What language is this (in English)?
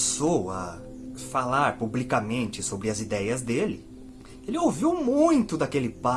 Portuguese